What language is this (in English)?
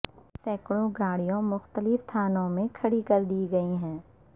Urdu